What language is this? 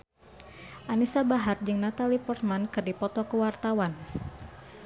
Sundanese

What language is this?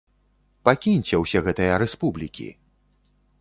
Belarusian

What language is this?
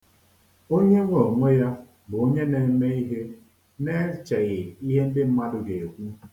Igbo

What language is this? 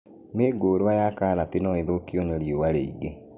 Kikuyu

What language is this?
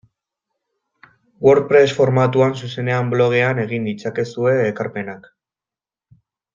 Basque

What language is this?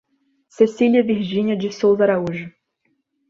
Portuguese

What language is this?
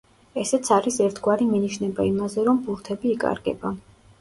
Georgian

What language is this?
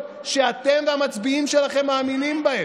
Hebrew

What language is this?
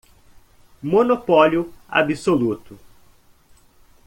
Portuguese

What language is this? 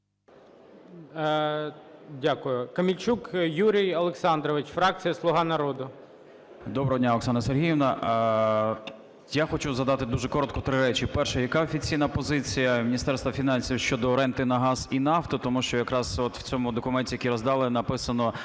Ukrainian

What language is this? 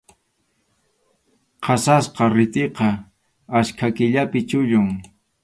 Arequipa-La Unión Quechua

